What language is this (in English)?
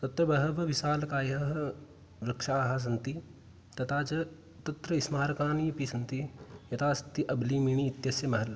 Sanskrit